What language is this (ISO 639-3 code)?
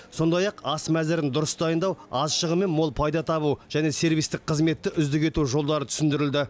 kaz